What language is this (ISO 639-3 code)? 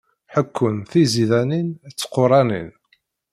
kab